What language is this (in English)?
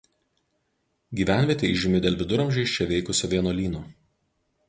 Lithuanian